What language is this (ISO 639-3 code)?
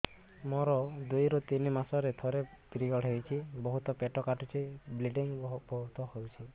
ori